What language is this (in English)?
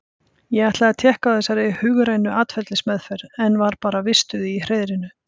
Icelandic